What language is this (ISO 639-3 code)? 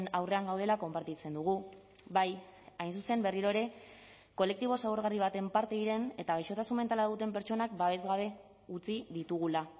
eus